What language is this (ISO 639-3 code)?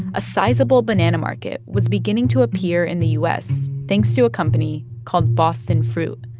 eng